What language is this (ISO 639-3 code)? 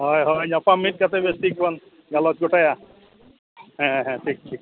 sat